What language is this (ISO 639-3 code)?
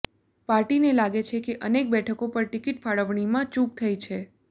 guj